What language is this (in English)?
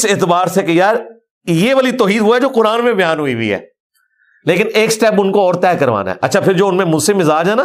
Urdu